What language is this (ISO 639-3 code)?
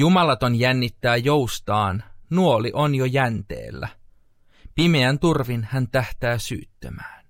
fin